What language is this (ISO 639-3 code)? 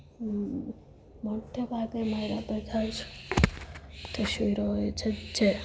guj